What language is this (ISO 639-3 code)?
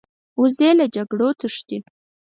pus